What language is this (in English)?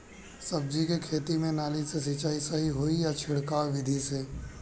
Bhojpuri